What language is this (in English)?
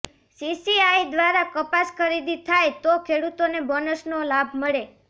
Gujarati